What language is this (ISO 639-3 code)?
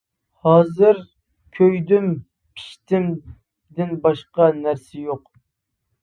uig